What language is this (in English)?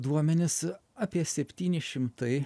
Lithuanian